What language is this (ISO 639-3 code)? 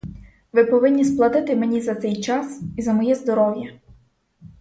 ukr